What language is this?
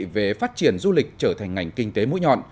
Vietnamese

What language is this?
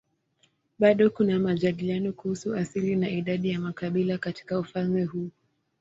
Swahili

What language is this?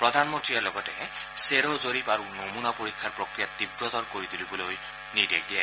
Assamese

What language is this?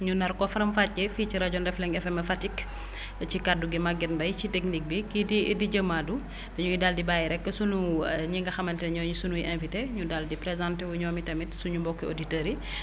Wolof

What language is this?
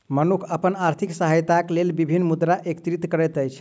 Maithili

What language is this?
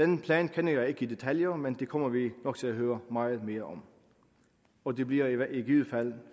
Danish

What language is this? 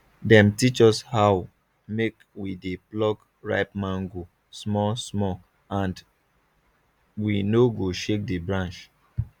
Nigerian Pidgin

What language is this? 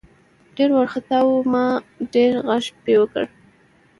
Pashto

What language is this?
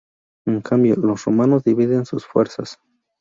Spanish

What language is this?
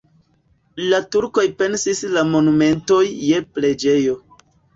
Esperanto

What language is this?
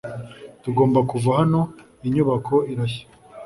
Kinyarwanda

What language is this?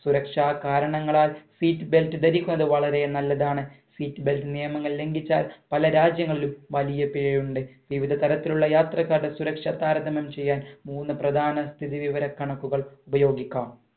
Malayalam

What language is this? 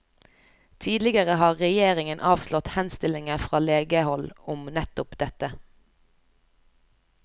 Norwegian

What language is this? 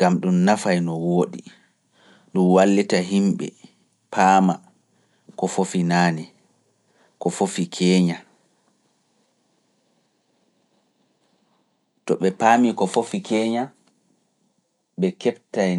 Fula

